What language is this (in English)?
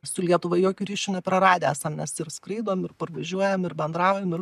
Lithuanian